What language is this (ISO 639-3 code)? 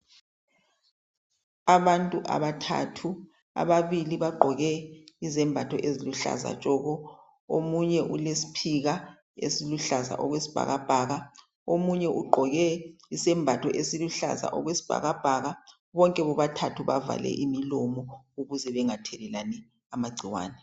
nde